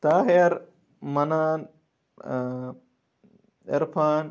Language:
Kashmiri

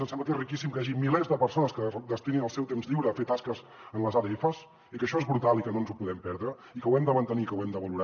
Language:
Catalan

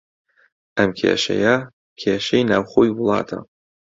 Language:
Central Kurdish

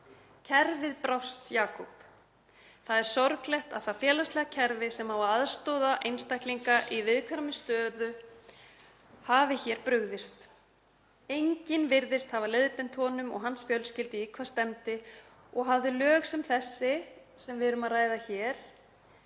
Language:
Icelandic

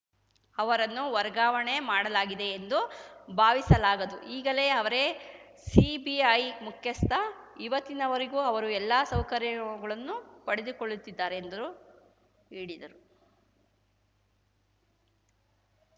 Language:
Kannada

